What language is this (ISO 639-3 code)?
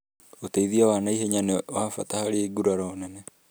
kik